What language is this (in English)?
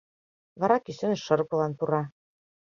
Mari